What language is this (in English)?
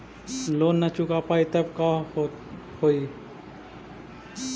Magahi